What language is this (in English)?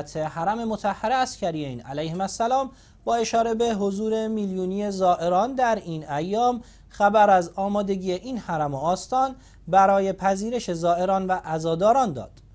Persian